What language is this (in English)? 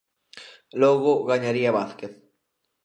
Galician